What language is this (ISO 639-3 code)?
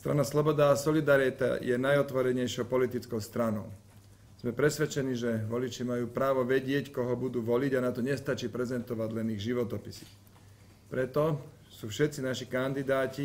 slk